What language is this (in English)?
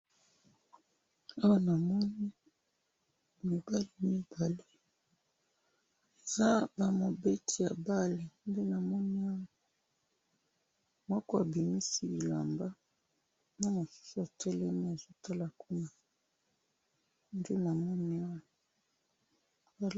Lingala